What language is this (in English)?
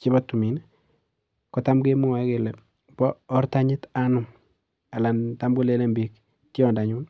Kalenjin